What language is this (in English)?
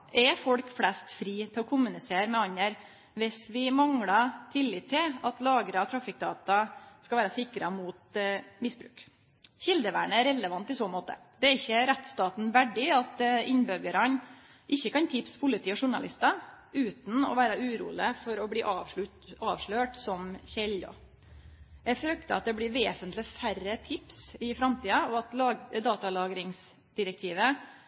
Norwegian Nynorsk